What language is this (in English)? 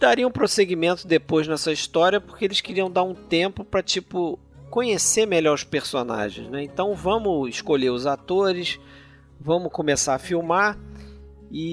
Portuguese